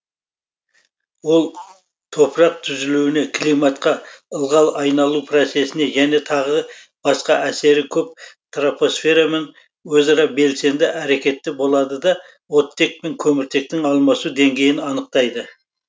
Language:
Kazakh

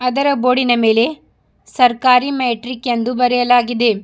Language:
Kannada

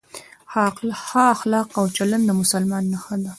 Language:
Pashto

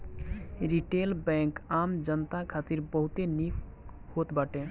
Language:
Bhojpuri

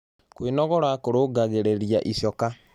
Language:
Kikuyu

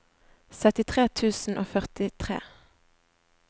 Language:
Norwegian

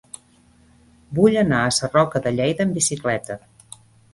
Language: Catalan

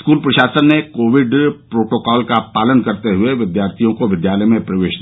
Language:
Hindi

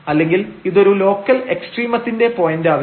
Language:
Malayalam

